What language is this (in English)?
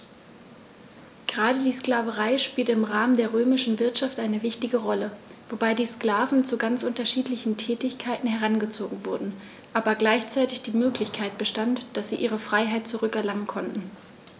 German